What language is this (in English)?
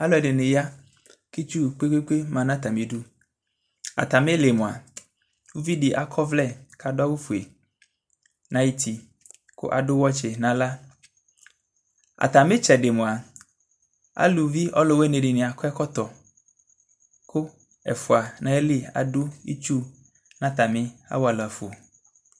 Ikposo